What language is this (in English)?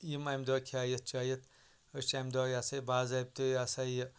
Kashmiri